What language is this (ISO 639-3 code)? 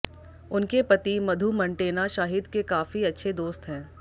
hin